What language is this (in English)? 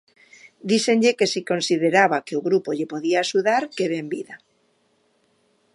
Galician